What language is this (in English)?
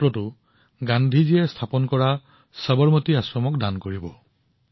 Assamese